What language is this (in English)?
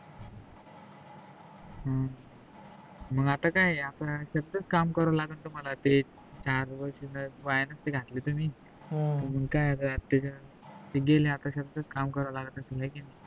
Marathi